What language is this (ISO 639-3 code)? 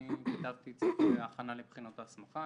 heb